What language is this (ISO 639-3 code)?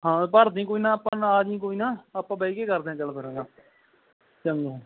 pan